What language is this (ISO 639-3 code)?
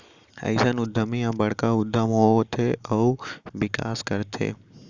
hne